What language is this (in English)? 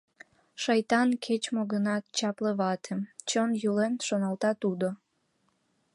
Mari